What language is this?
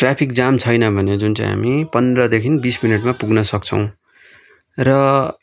Nepali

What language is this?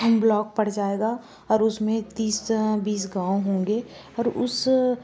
Hindi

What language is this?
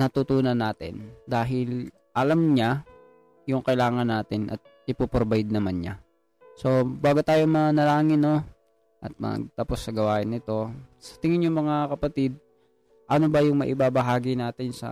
Filipino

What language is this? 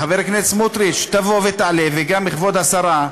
Hebrew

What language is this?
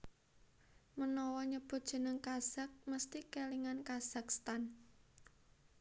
Javanese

